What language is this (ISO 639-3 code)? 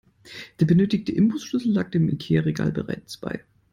deu